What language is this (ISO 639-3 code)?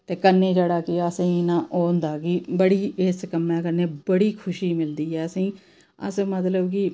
doi